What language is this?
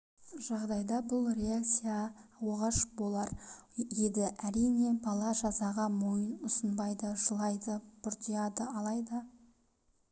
Kazakh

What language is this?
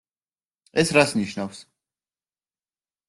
Georgian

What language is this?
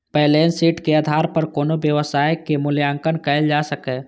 Maithili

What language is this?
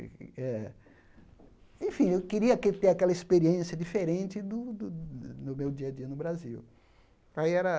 Portuguese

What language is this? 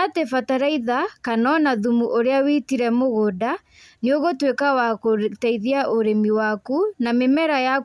Kikuyu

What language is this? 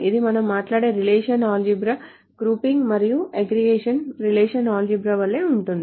Telugu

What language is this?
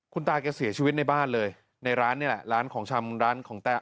Thai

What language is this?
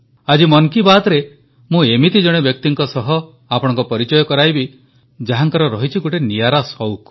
Odia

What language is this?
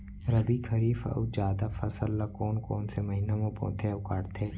Chhattisgarhi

